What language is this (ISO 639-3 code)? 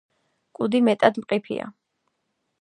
kat